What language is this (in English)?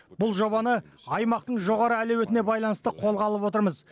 Kazakh